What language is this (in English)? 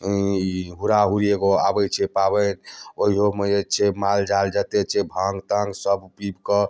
Maithili